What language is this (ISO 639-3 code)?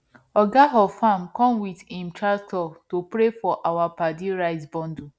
pcm